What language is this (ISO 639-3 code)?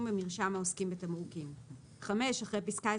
heb